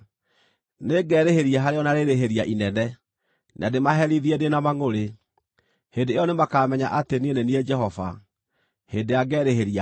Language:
Kikuyu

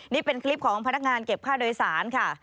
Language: Thai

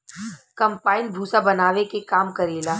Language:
Bhojpuri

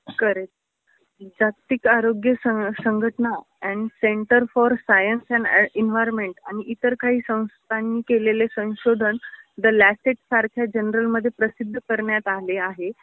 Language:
Marathi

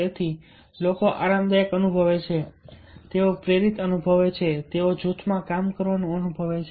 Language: Gujarati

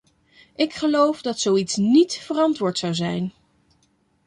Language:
Dutch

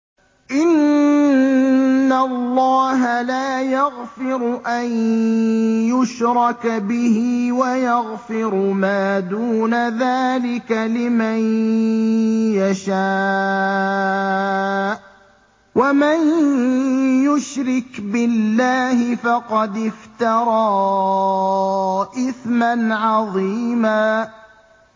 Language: Arabic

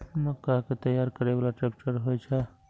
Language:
Maithili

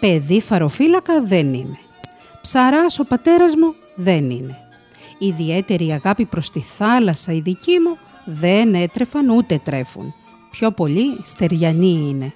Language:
Greek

